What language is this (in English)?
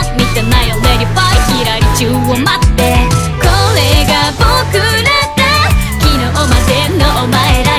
Japanese